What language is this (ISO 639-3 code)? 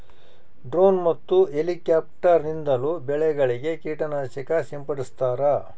kan